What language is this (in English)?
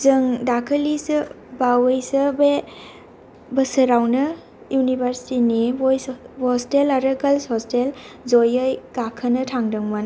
Bodo